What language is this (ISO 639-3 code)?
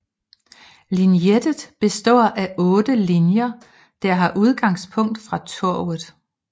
dan